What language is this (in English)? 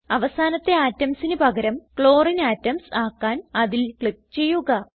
Malayalam